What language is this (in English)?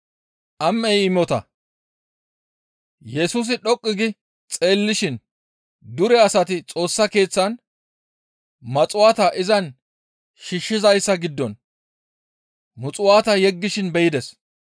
Gamo